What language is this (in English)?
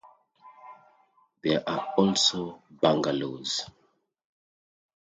English